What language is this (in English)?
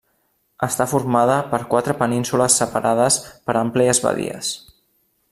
Catalan